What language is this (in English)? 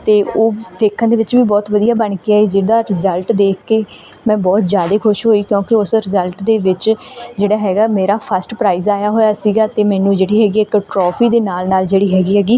Punjabi